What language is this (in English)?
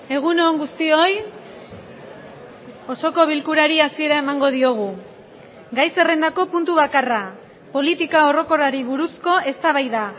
Basque